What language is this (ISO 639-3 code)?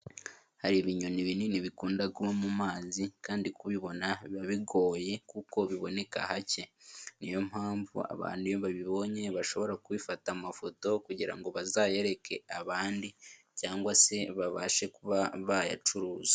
kin